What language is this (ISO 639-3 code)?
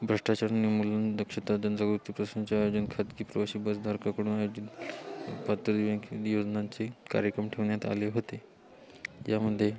mar